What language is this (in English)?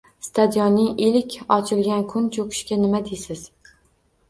Uzbek